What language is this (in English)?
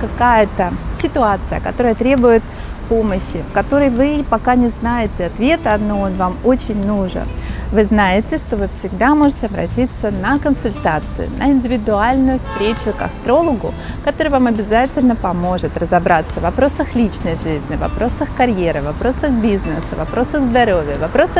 Russian